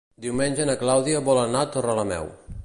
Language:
Catalan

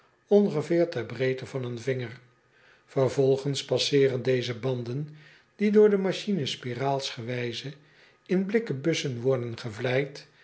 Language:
Dutch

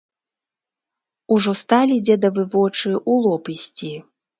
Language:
Belarusian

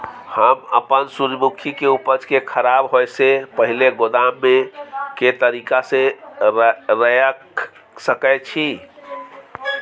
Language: Maithili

